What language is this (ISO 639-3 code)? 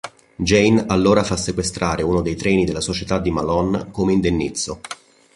ita